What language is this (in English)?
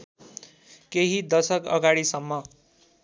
Nepali